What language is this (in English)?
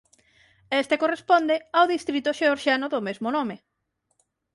Galician